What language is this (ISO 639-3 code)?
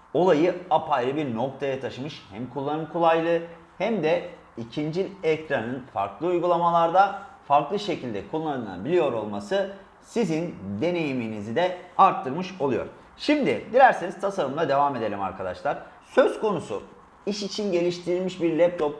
tur